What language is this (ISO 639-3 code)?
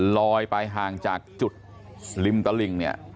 tha